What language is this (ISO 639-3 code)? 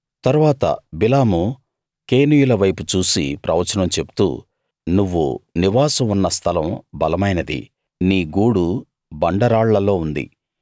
tel